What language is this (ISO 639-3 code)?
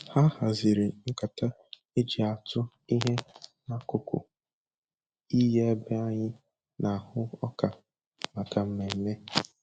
ibo